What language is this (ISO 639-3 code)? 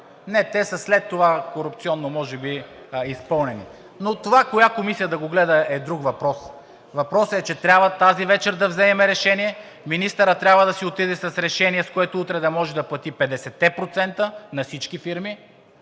bul